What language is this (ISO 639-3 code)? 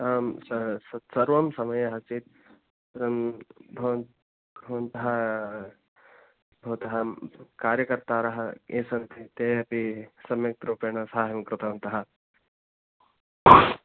san